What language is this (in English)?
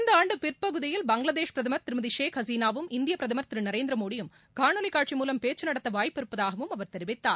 Tamil